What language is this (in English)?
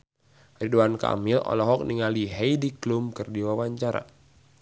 Sundanese